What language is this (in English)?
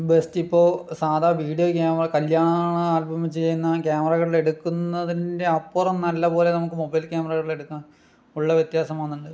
Malayalam